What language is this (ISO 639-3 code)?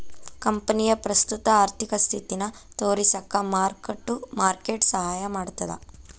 kan